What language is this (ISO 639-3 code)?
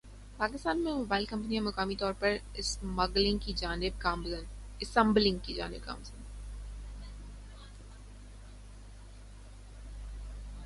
urd